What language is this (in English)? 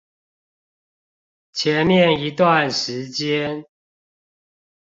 Chinese